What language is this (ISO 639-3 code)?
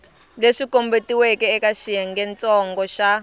tso